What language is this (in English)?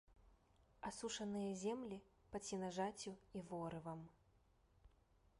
Belarusian